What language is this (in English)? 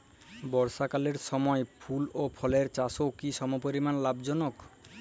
Bangla